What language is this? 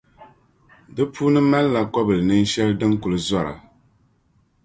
Dagbani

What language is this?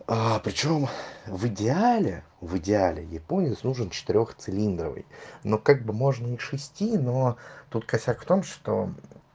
Russian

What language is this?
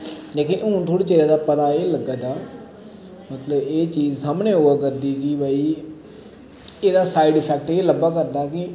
Dogri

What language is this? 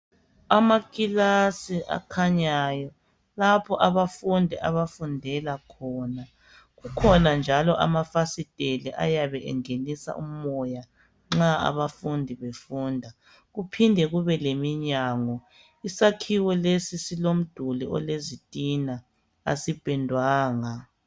North Ndebele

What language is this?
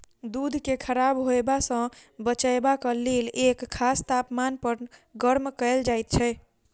Maithili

